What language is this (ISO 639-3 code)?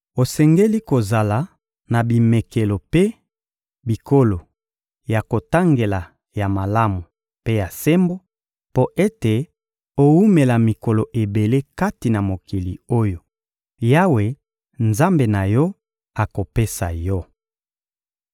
lin